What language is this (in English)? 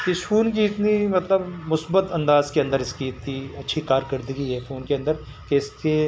Urdu